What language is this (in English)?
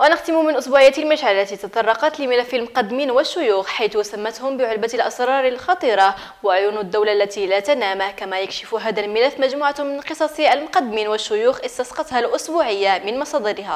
Arabic